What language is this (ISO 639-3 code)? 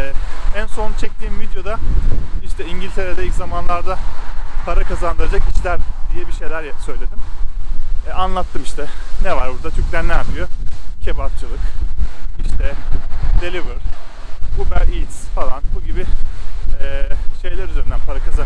tur